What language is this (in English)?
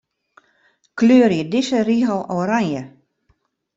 Western Frisian